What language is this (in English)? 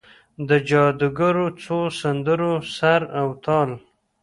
Pashto